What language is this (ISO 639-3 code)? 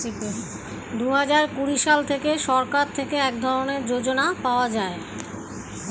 ben